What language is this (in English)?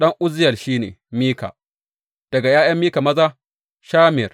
Hausa